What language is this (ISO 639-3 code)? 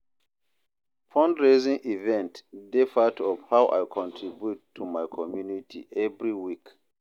pcm